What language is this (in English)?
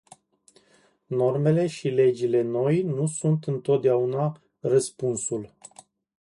Romanian